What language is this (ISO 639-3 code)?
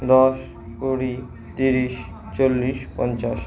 ben